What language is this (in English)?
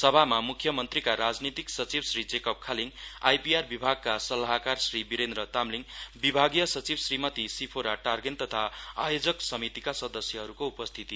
Nepali